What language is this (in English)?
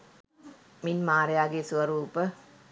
Sinhala